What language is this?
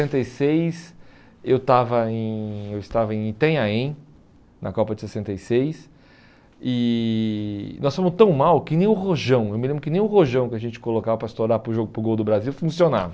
Portuguese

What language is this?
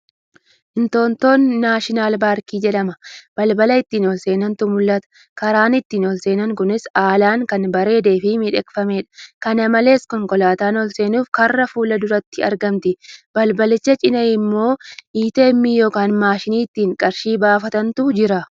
Oromo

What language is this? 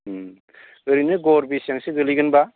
Bodo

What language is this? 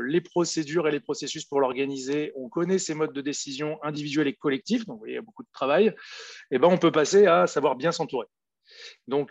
French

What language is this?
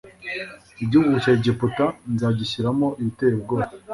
Kinyarwanda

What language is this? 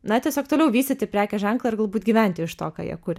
Lithuanian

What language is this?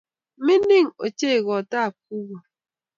Kalenjin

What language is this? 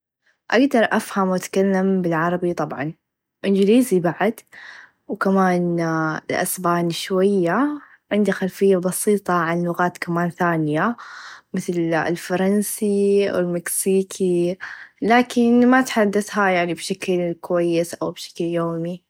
Najdi Arabic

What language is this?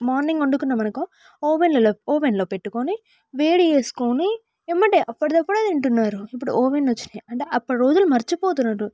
Telugu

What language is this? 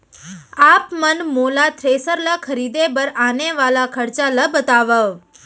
Chhattisgarhi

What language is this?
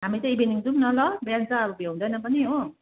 Nepali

